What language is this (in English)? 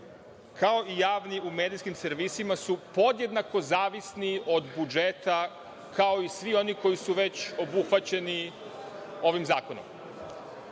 Serbian